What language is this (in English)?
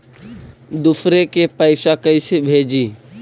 Magahi